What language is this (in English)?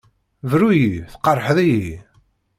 Kabyle